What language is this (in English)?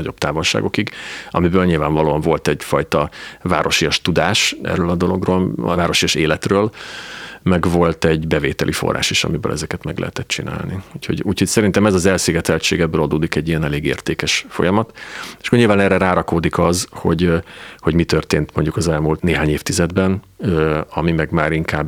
Hungarian